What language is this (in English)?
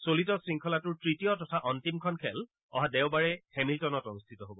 Assamese